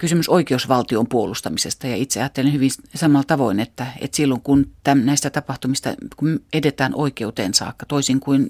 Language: Finnish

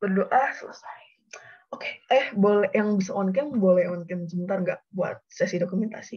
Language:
Indonesian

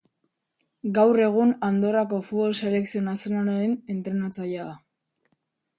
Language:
Basque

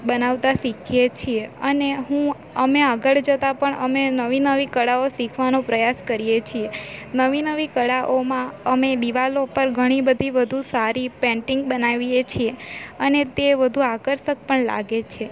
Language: Gujarati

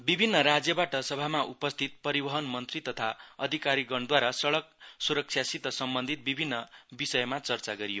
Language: Nepali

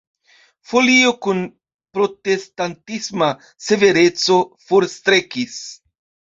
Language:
Esperanto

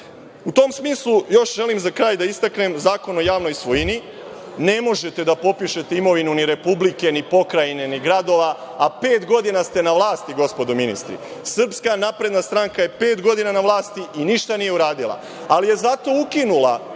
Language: Serbian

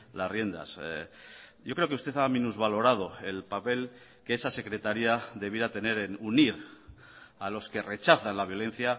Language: Spanish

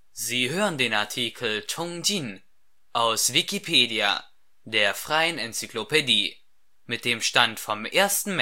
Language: German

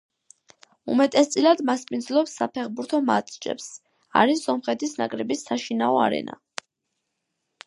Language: Georgian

